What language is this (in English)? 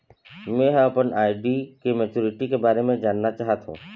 Chhattisgarhi